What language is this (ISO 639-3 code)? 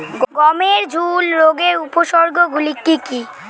ben